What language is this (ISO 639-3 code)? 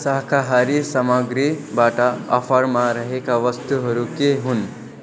nep